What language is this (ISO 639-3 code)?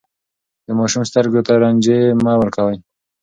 pus